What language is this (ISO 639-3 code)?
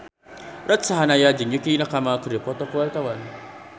sun